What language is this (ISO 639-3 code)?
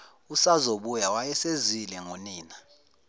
zul